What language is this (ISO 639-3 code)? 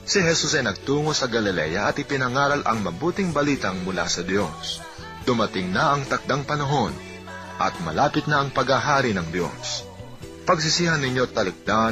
fil